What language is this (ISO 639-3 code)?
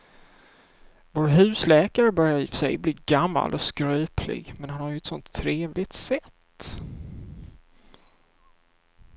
swe